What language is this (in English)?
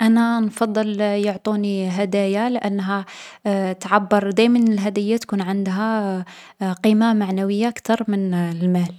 Algerian Arabic